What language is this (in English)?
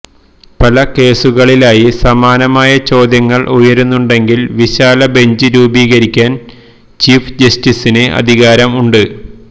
Malayalam